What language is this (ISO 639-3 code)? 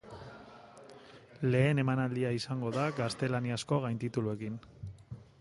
eus